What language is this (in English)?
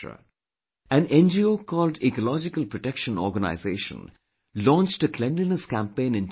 English